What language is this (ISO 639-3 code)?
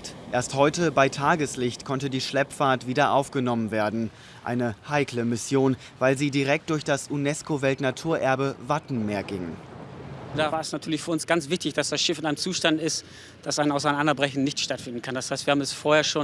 deu